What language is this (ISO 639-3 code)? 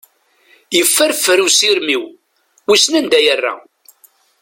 kab